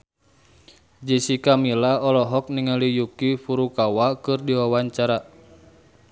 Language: Sundanese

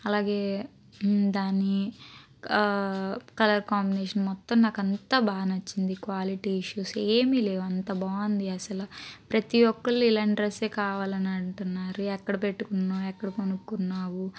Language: Telugu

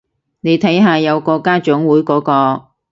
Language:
Cantonese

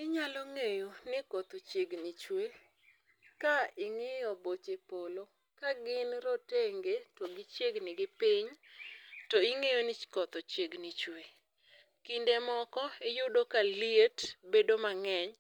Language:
Luo (Kenya and Tanzania)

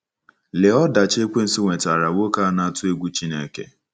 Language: Igbo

